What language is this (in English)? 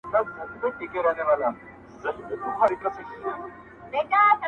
Pashto